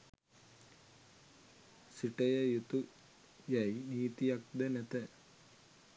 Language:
Sinhala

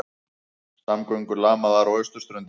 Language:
Icelandic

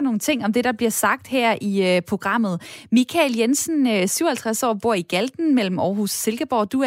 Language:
Danish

